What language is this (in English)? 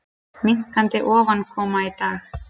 Icelandic